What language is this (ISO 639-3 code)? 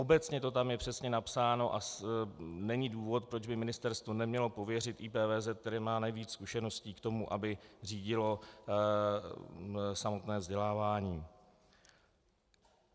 ces